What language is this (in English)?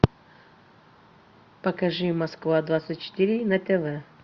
Russian